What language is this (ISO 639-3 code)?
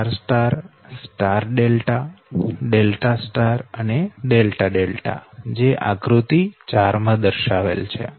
guj